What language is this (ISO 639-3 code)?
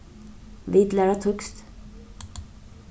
fao